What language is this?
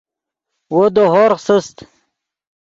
Yidgha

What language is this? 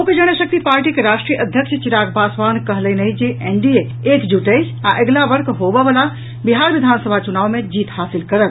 Maithili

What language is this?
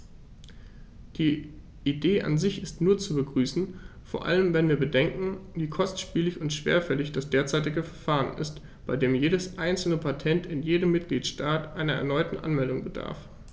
German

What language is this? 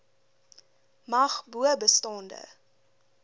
Afrikaans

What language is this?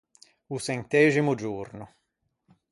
Ligurian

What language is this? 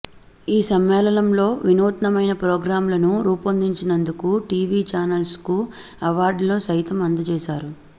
Telugu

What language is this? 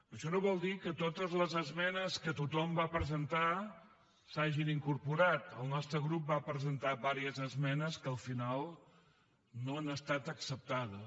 Catalan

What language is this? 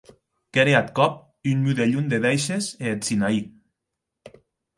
Occitan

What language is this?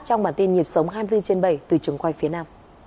Vietnamese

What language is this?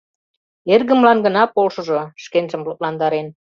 Mari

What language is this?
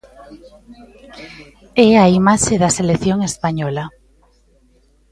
Galician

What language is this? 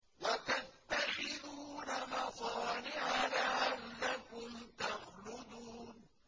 Arabic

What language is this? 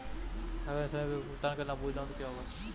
Hindi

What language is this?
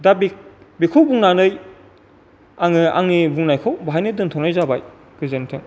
Bodo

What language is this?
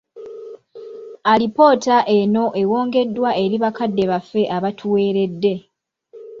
Ganda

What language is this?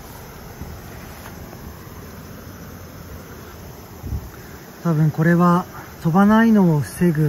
Japanese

